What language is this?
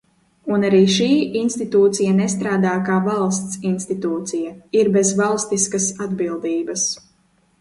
Latvian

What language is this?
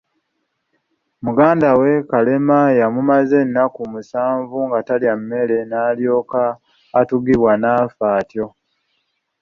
Ganda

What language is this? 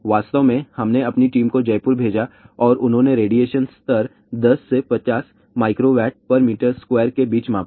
Hindi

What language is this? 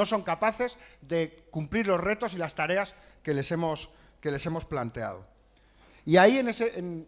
Spanish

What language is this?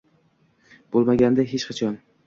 Uzbek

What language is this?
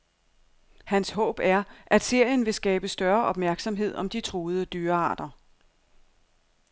Danish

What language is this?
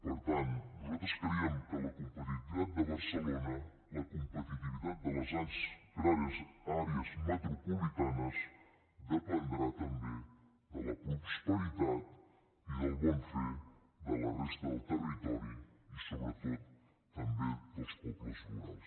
Catalan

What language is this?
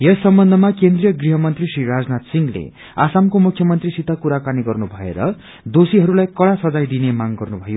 Nepali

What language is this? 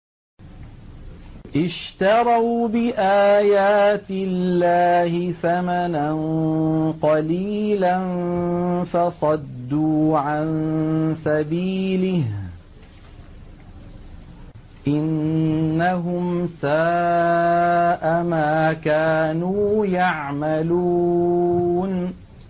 Arabic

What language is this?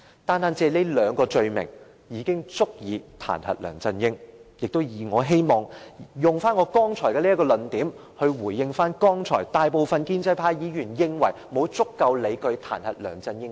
Cantonese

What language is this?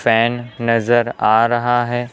Hindi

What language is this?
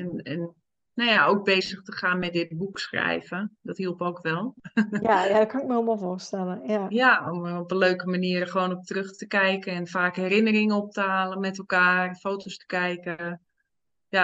Dutch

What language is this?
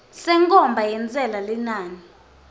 Swati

